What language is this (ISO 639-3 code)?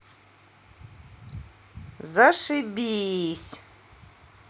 rus